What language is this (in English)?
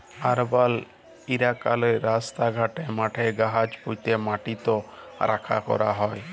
Bangla